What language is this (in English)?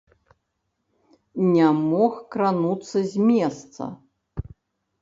Belarusian